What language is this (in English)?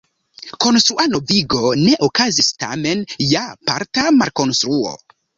Esperanto